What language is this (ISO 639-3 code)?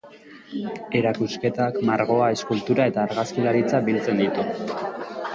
eus